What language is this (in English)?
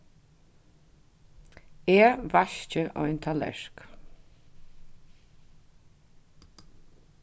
Faroese